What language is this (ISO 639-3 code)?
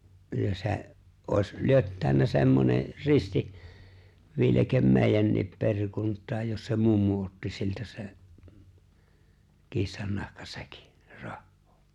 fin